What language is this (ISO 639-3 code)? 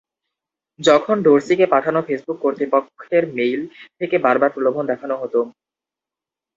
ben